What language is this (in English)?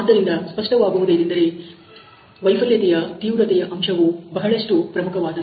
Kannada